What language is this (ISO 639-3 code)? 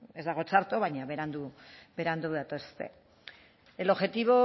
eus